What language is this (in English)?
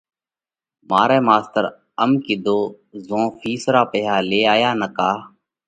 Parkari Koli